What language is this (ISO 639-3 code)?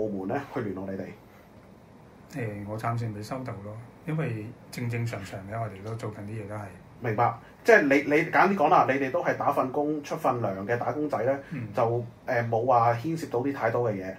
zho